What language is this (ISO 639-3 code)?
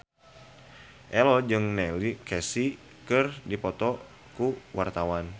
sun